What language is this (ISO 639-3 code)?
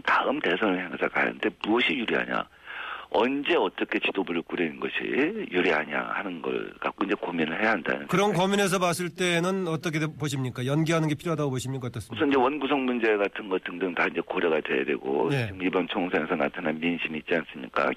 kor